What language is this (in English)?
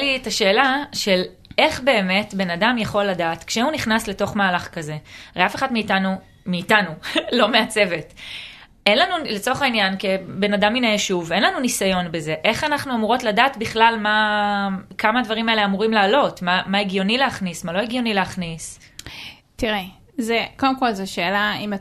Hebrew